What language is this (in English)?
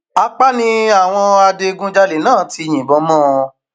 Yoruba